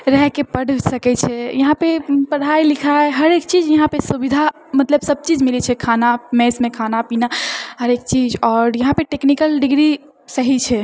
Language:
Maithili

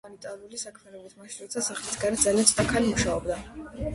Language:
Georgian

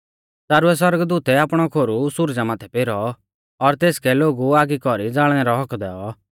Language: Mahasu Pahari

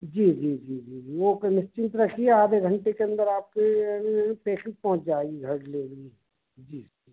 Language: Hindi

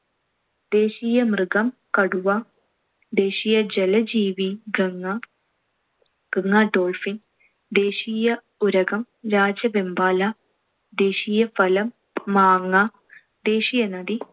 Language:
Malayalam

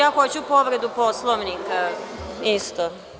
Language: Serbian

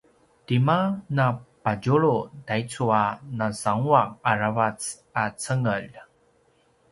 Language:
Paiwan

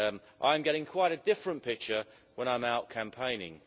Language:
English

